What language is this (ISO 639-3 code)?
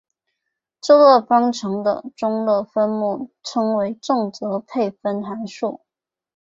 zho